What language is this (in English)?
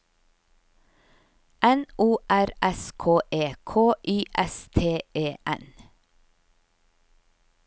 Norwegian